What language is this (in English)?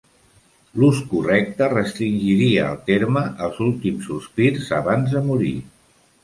Catalan